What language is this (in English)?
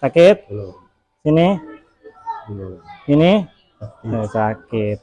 Indonesian